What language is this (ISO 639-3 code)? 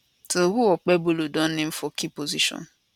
pcm